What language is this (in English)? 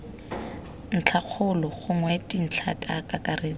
Tswana